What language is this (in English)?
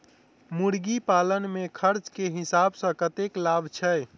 Maithili